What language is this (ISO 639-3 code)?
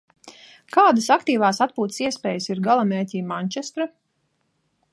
lav